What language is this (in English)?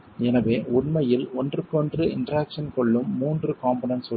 Tamil